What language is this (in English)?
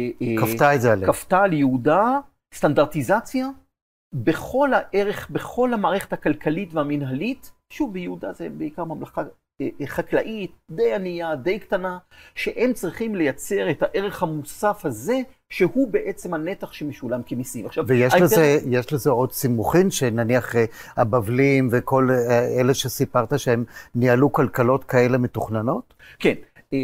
Hebrew